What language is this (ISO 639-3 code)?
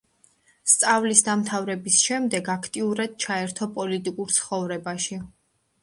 kat